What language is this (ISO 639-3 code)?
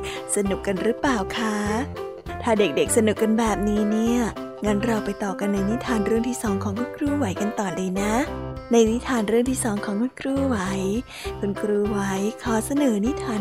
tha